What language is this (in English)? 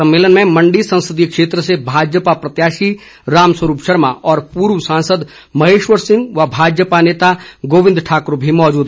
Hindi